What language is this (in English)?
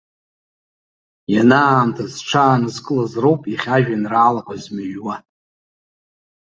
Abkhazian